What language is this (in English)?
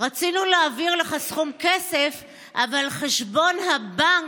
Hebrew